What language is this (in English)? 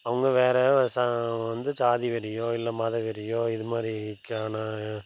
Tamil